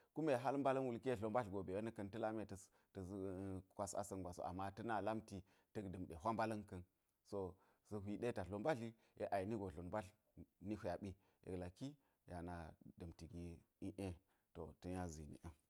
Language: Geji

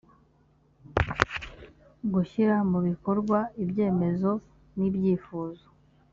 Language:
Kinyarwanda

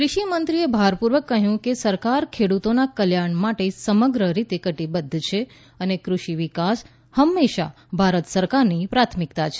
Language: Gujarati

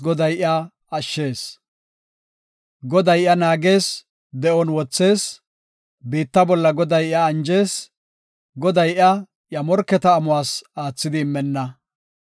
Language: Gofa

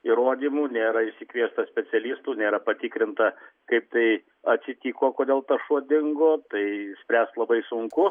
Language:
Lithuanian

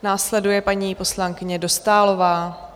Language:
Czech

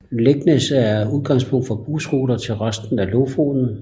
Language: Danish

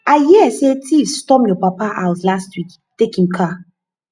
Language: Nigerian Pidgin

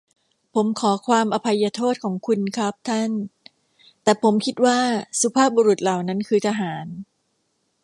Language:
Thai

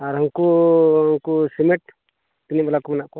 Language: Santali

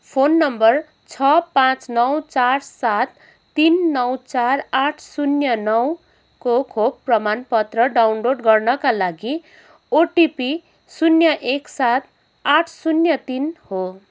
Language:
Nepali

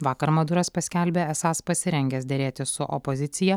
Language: Lithuanian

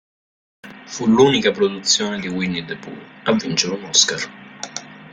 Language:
Italian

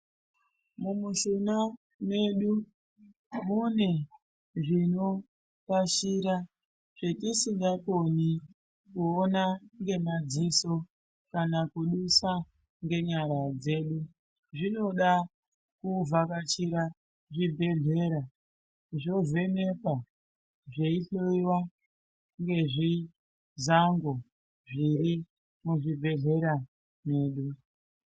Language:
Ndau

